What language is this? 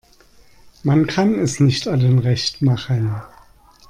German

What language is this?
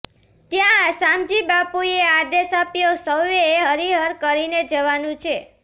Gujarati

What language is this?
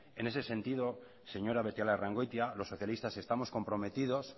Spanish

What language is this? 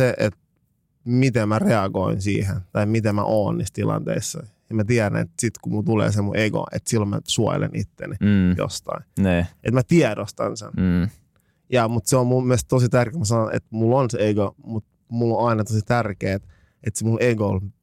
Finnish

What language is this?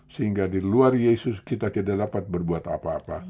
Indonesian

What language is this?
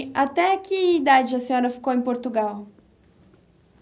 Portuguese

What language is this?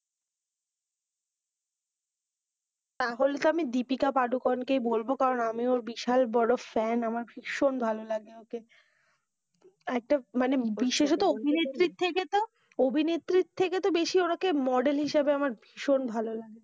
Bangla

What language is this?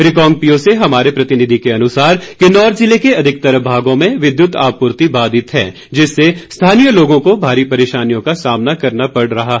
Hindi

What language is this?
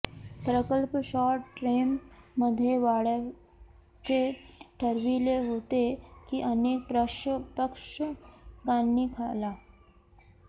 Marathi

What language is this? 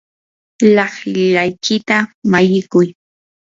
Yanahuanca Pasco Quechua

